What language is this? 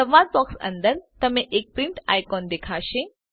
Gujarati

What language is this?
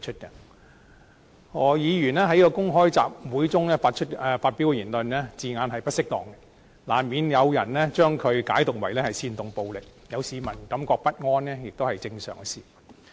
Cantonese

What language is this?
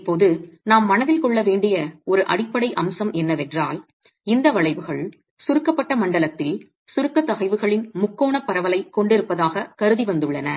Tamil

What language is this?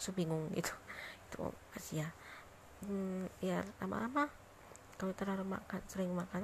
Indonesian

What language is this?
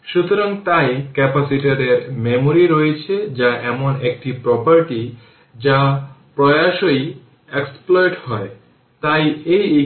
Bangla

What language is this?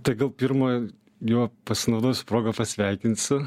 Lithuanian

